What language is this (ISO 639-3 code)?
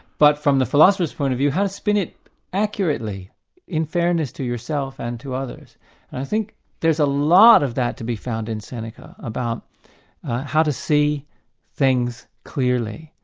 eng